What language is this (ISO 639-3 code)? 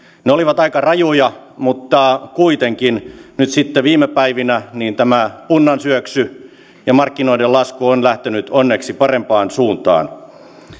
fin